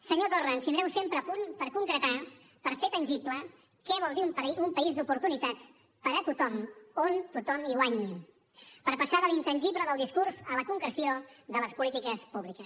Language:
Catalan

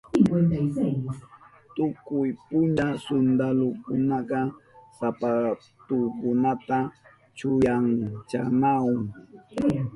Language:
Southern Pastaza Quechua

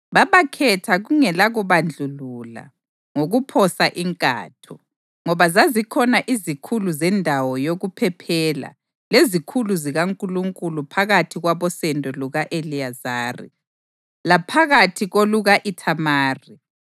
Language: North Ndebele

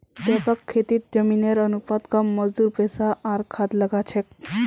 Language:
Magahi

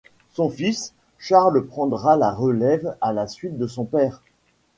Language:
French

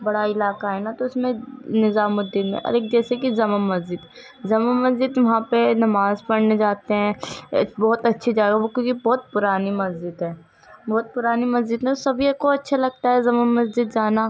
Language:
Urdu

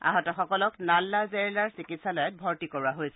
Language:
Assamese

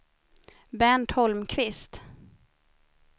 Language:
Swedish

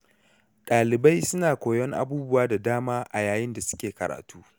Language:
Hausa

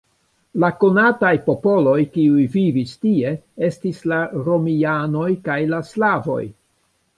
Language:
Esperanto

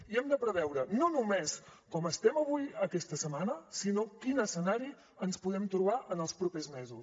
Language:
Catalan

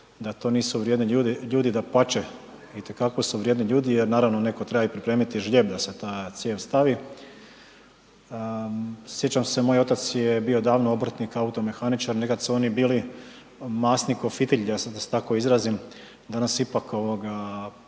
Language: Croatian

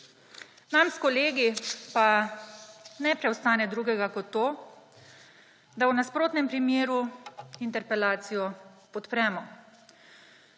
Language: Slovenian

